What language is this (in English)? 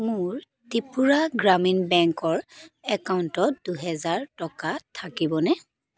Assamese